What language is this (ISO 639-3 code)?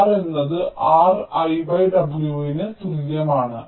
mal